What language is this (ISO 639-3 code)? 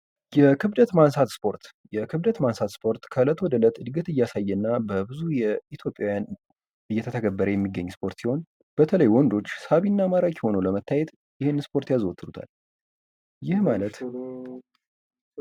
amh